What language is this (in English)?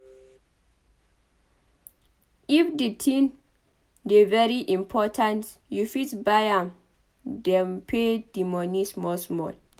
Nigerian Pidgin